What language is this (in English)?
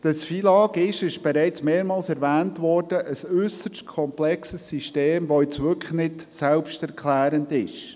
Swiss German